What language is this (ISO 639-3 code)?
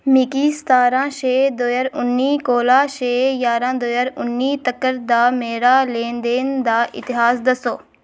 doi